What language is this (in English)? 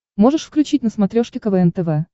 Russian